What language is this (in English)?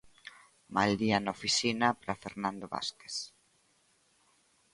Galician